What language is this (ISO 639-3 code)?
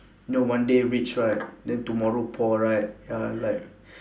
eng